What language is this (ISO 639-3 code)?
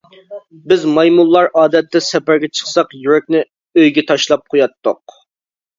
uig